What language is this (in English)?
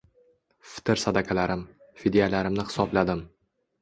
Uzbek